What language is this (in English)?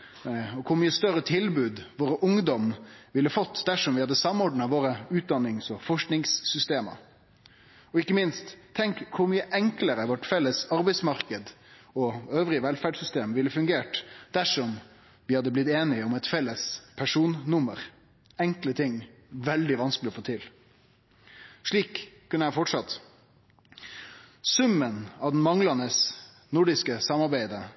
Norwegian Nynorsk